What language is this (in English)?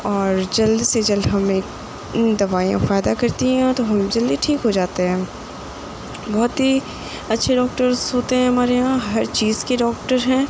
Urdu